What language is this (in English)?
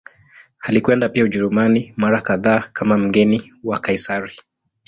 Swahili